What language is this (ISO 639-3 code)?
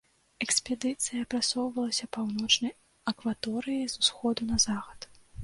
bel